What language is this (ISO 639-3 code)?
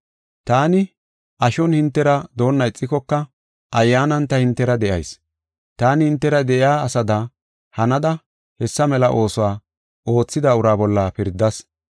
gof